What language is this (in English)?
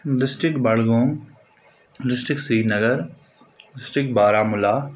Kashmiri